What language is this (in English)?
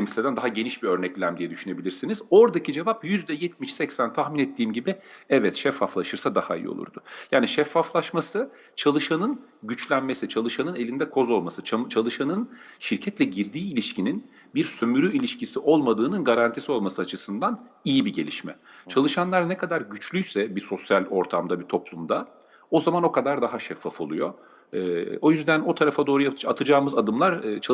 Turkish